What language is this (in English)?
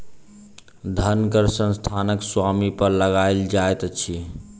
Maithili